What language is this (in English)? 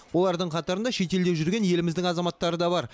Kazakh